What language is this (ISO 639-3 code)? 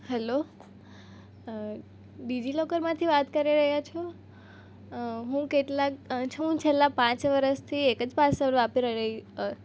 guj